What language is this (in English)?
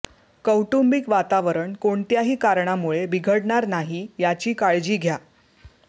Marathi